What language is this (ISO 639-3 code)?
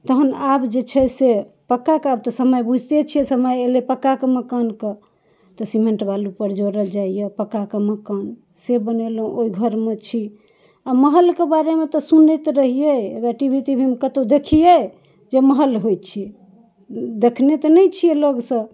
mai